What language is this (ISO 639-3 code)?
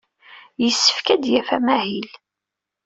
kab